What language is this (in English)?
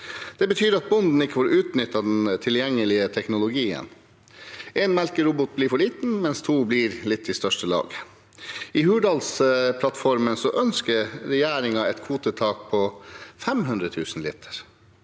Norwegian